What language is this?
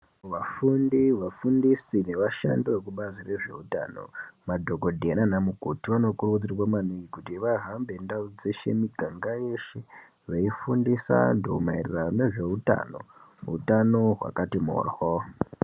Ndau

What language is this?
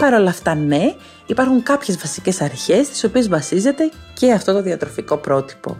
Greek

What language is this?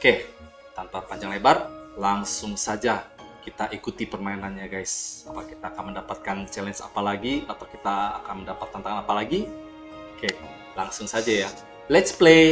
Indonesian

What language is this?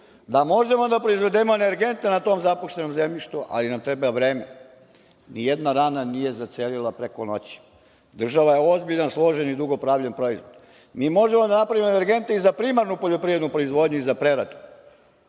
Serbian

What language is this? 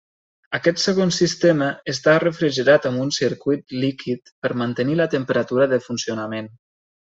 Catalan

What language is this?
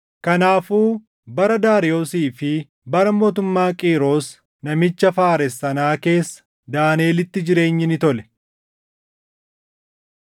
Oromo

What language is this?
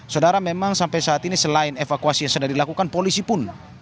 Indonesian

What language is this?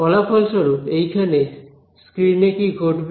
Bangla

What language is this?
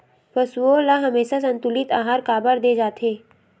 Chhattisgarhi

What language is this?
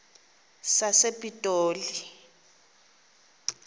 Xhosa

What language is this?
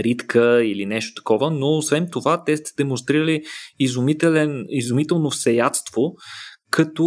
Bulgarian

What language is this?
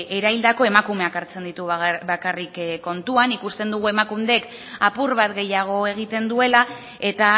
Basque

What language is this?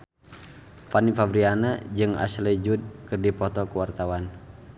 Sundanese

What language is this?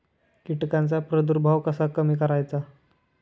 Marathi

